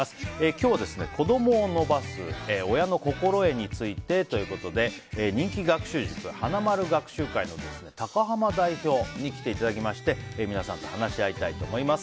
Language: Japanese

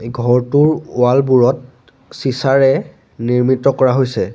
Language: Assamese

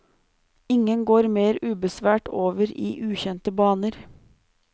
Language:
Norwegian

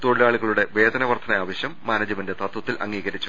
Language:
Malayalam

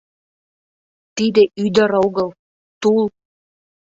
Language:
Mari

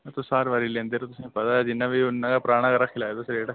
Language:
Dogri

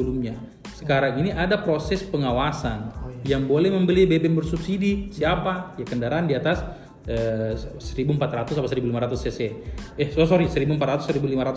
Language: Indonesian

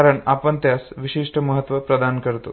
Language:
Marathi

